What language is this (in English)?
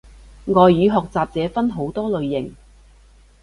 Cantonese